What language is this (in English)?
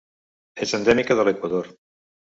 Catalan